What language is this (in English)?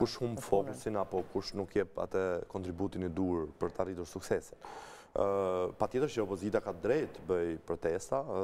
Romanian